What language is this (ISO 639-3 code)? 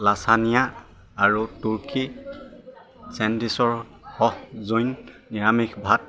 asm